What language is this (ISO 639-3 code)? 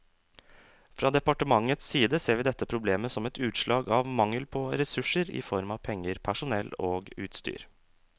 nor